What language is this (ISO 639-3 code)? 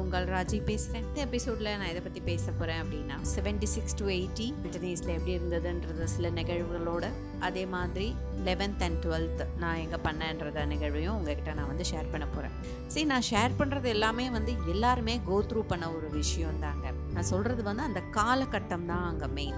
tam